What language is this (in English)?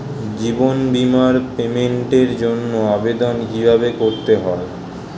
Bangla